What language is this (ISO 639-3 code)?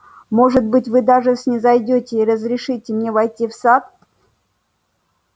rus